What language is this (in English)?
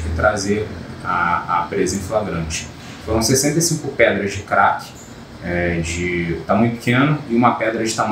Portuguese